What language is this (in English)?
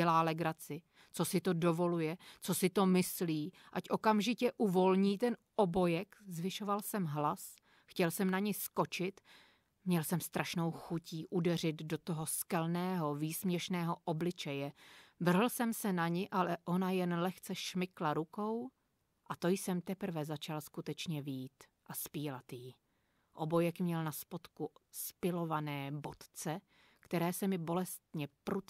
Czech